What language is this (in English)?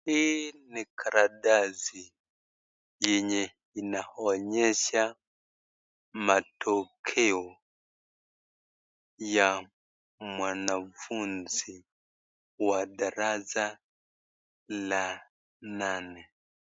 Swahili